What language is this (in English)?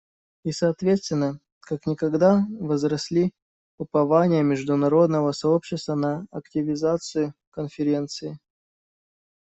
Russian